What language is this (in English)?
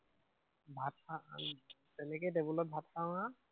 Assamese